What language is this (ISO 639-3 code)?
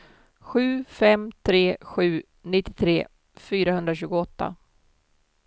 swe